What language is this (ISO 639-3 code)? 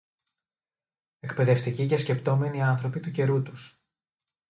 ell